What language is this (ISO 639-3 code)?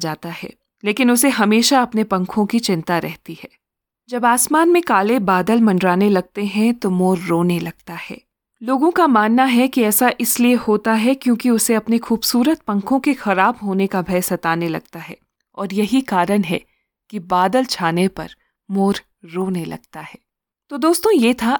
hin